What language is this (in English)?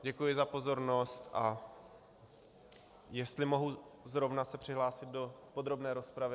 Czech